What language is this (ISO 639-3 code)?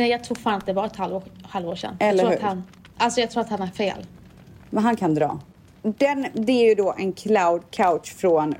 swe